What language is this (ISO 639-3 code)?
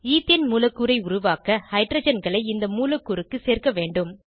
tam